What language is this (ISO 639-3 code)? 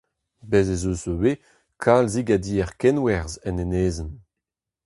bre